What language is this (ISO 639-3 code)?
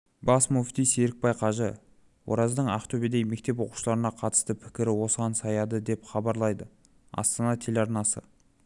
kaz